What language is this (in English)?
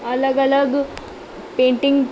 Sindhi